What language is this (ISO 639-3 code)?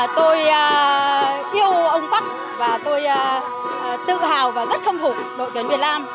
vie